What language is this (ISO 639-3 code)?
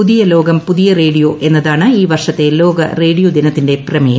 mal